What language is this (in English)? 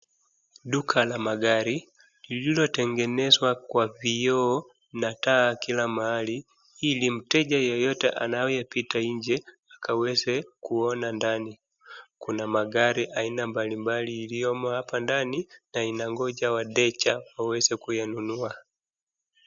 Swahili